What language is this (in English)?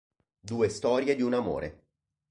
Italian